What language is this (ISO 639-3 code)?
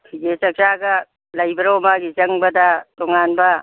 mni